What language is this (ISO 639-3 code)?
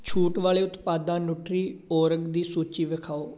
pan